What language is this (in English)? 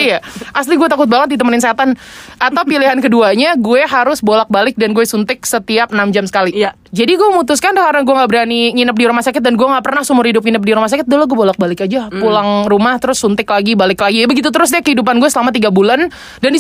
Indonesian